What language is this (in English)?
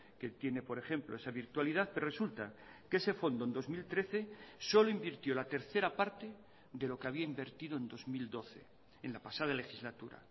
Spanish